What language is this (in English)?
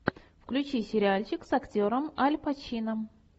Russian